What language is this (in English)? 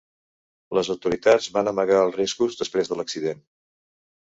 Catalan